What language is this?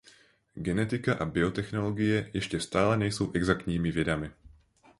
Czech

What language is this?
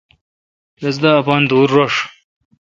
Kalkoti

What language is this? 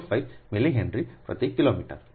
Gujarati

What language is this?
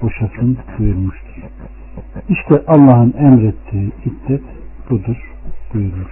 Turkish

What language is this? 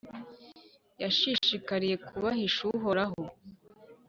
Kinyarwanda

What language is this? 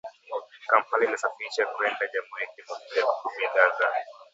Swahili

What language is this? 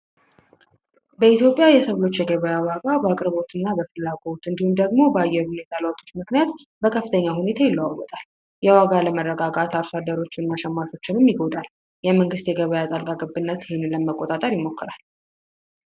Amharic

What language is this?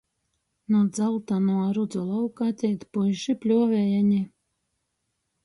Latgalian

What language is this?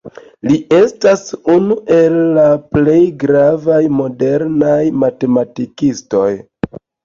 Esperanto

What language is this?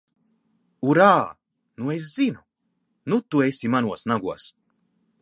Latvian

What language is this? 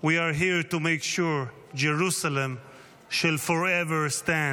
Hebrew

